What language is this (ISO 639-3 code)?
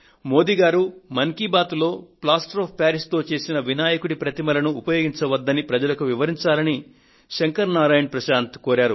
tel